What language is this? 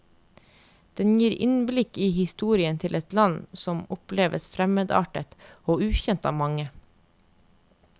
Norwegian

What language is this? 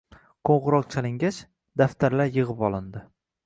Uzbek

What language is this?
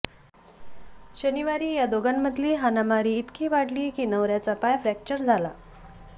Marathi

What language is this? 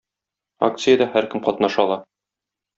Tatar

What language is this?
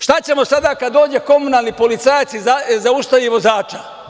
Serbian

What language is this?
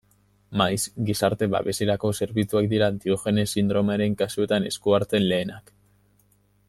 Basque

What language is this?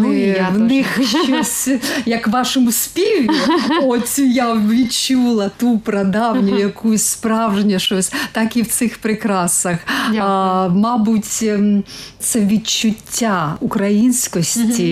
Ukrainian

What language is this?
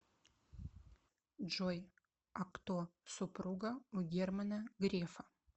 Russian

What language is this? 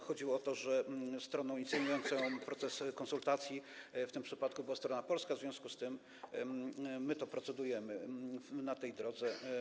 Polish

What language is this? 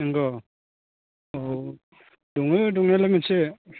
Bodo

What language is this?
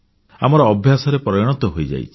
Odia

